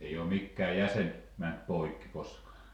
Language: Finnish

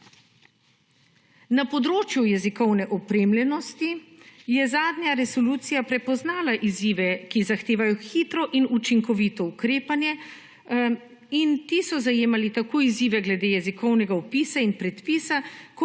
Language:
Slovenian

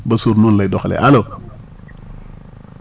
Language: Wolof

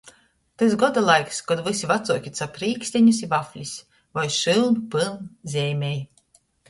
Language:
Latgalian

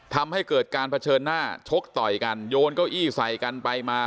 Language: Thai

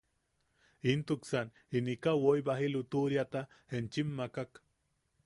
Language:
Yaqui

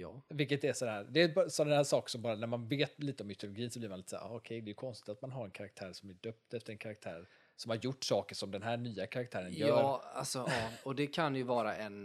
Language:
Swedish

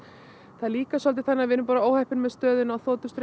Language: Icelandic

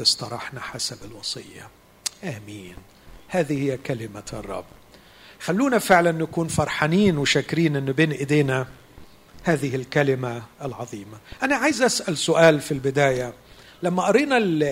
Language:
Arabic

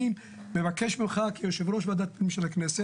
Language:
Hebrew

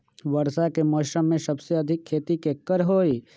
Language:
Magahi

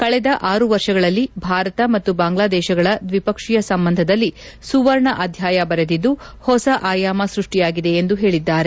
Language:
Kannada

